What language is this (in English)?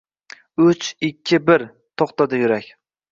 Uzbek